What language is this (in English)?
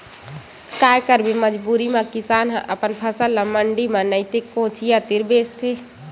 Chhattisgarhi